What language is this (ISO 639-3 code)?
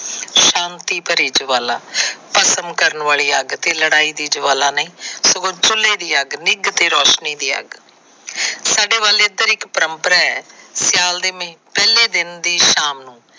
pan